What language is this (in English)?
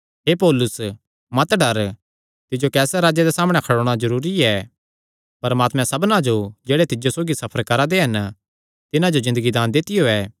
Kangri